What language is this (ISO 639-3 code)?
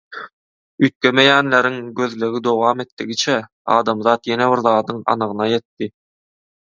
tuk